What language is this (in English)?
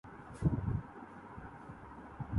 Urdu